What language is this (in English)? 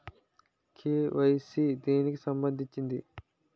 Telugu